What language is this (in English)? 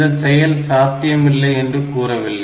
Tamil